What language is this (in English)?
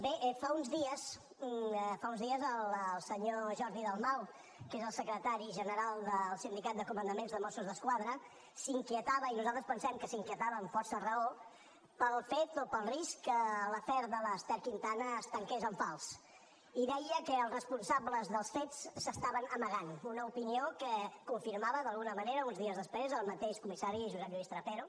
Catalan